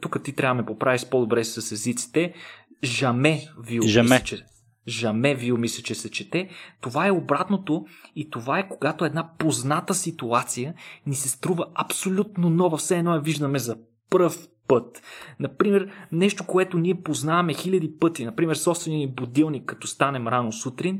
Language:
Bulgarian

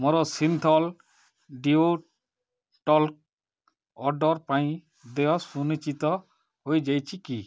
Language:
Odia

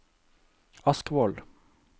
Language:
Norwegian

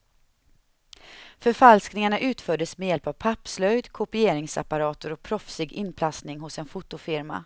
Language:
Swedish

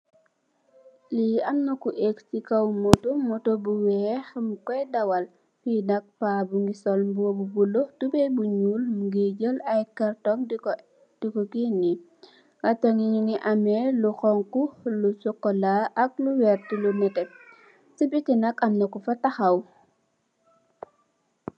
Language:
Wolof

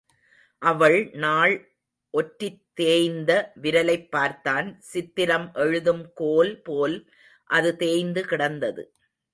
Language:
Tamil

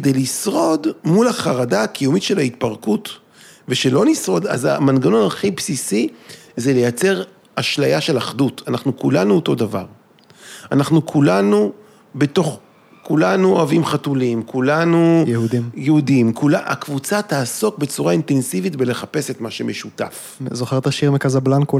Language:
Hebrew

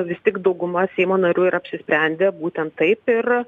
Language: Lithuanian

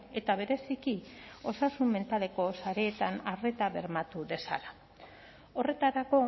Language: Basque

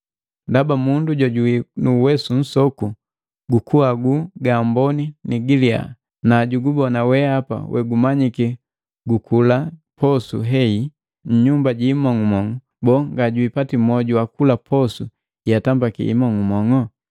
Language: Matengo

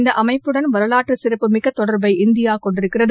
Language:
Tamil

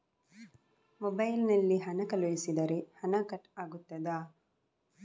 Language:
Kannada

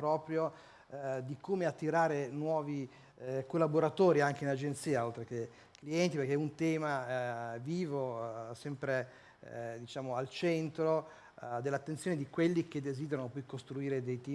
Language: Italian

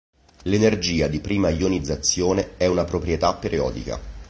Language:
Italian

